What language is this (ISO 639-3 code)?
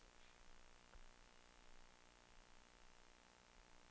dan